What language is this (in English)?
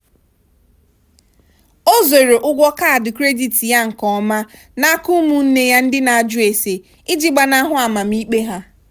Igbo